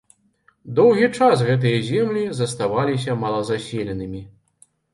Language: Belarusian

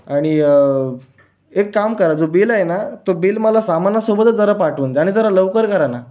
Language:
Marathi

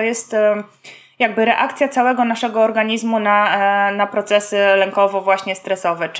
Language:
Polish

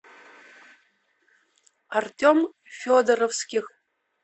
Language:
Russian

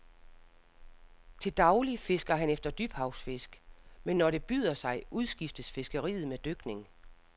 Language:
Danish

